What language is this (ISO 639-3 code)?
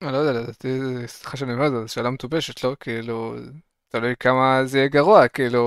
heb